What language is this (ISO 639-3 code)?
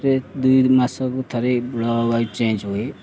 ori